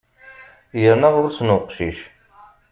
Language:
Kabyle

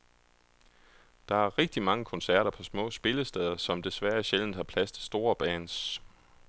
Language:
Danish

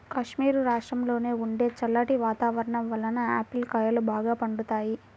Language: Telugu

